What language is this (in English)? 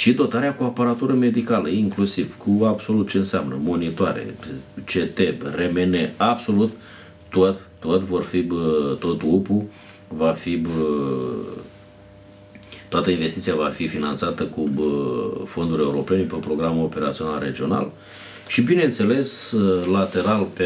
Romanian